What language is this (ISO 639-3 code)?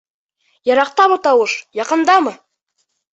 bak